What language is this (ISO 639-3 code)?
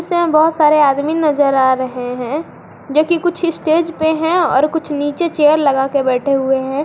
hin